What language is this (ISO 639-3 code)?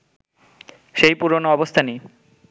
ben